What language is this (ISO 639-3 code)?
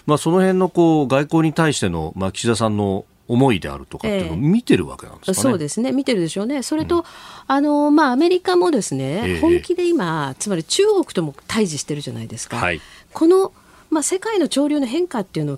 jpn